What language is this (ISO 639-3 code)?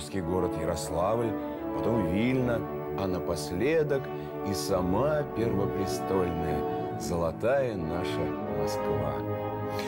rus